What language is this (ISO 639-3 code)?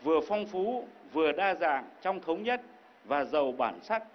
vie